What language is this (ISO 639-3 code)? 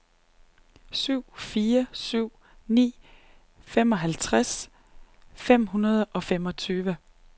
dan